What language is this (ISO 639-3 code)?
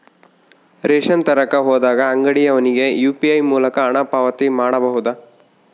kan